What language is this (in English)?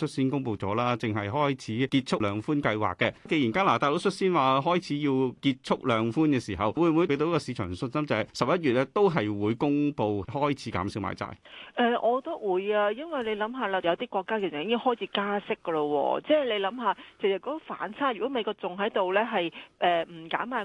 Chinese